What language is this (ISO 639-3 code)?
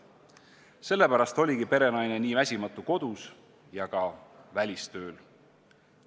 est